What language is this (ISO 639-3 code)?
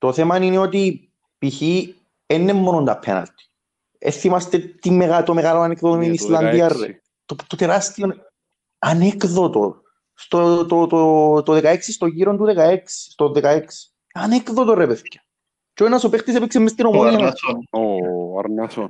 ell